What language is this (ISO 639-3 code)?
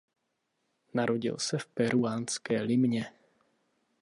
ces